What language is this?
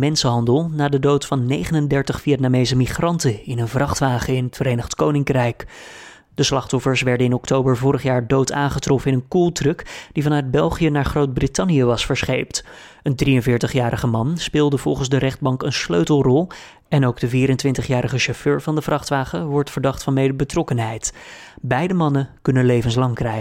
Dutch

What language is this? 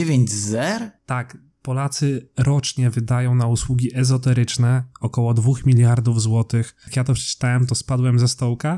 Polish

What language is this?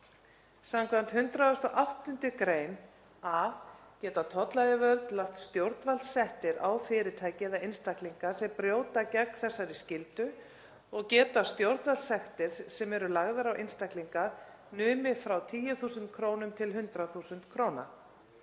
Icelandic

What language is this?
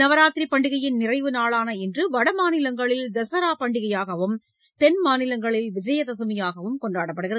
Tamil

